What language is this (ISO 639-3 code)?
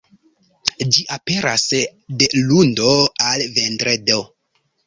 epo